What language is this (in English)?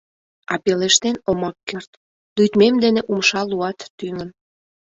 Mari